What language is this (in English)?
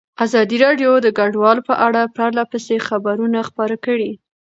Pashto